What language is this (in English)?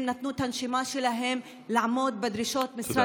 Hebrew